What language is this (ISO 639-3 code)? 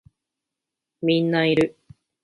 jpn